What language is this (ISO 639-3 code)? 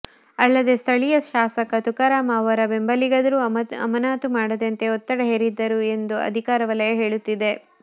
kan